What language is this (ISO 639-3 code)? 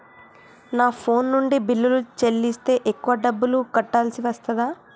tel